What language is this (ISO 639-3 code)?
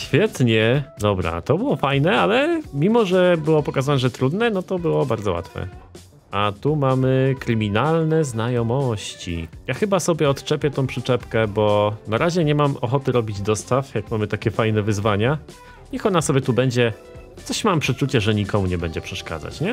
pol